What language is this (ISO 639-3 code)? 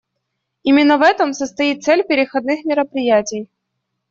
rus